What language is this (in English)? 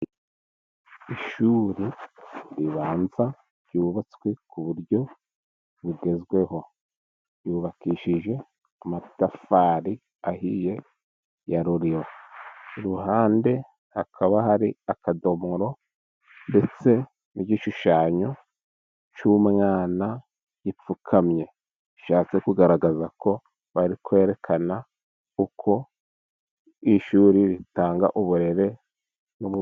Kinyarwanda